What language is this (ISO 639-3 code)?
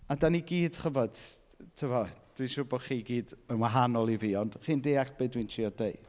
cym